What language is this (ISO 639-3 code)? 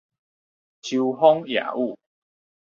nan